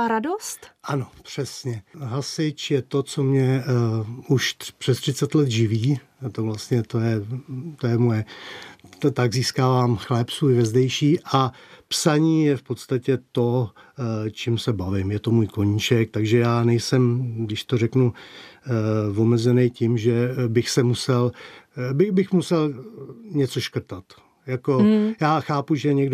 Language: Czech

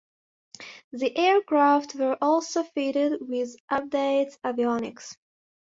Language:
English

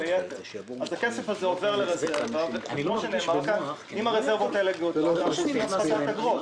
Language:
Hebrew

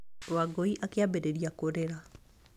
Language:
Kikuyu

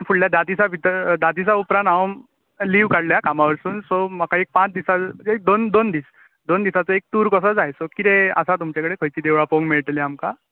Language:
Konkani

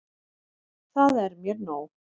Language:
Icelandic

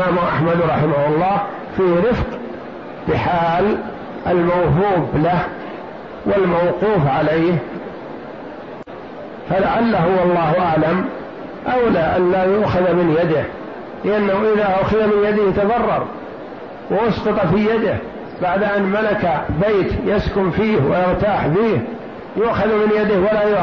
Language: Arabic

